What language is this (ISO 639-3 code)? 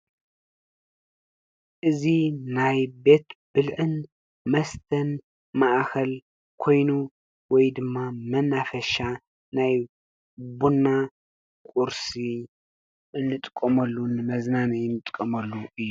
tir